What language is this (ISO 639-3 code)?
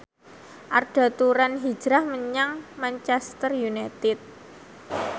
jav